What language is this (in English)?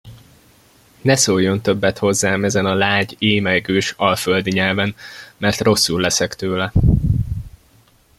Hungarian